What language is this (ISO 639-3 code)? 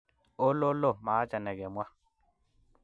kln